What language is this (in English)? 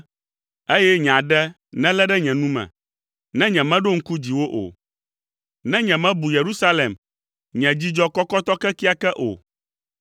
Ewe